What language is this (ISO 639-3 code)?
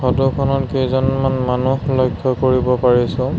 asm